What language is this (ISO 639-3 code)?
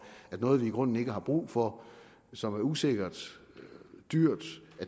dan